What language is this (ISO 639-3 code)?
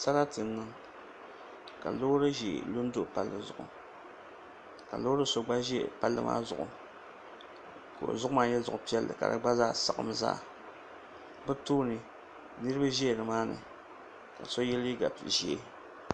dag